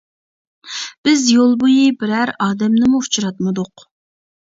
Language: Uyghur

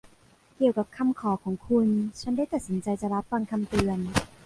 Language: Thai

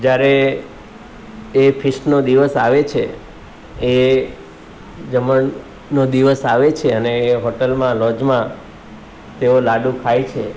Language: Gujarati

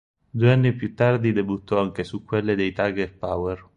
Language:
Italian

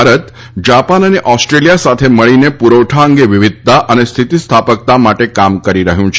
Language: Gujarati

